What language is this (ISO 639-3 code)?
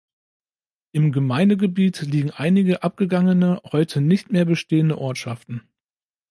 deu